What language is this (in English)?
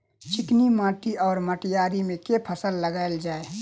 Maithili